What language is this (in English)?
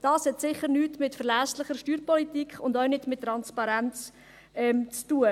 Swiss German